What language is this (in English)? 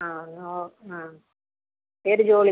Malayalam